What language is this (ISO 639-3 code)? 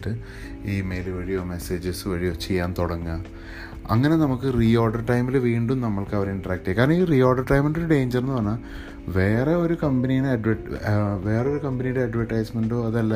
mal